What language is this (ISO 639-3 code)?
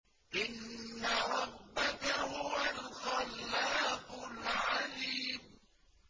ara